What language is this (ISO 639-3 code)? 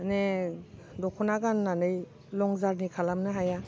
brx